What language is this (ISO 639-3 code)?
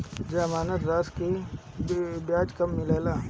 bho